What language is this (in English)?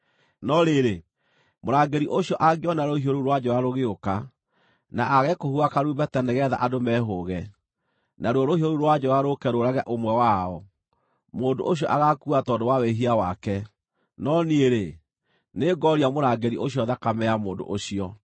Kikuyu